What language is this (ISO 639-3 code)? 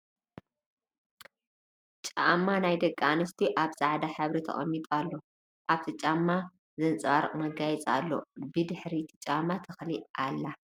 tir